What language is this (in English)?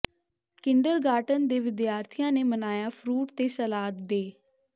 Punjabi